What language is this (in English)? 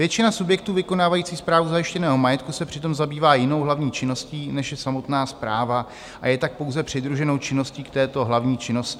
Czech